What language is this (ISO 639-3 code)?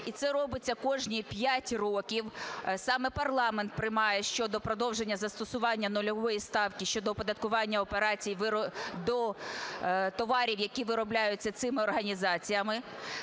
ukr